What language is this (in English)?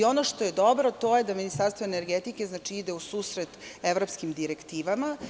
Serbian